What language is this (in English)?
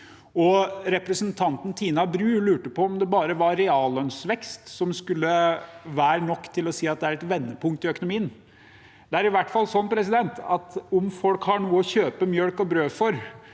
Norwegian